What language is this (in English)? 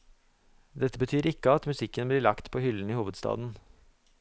Norwegian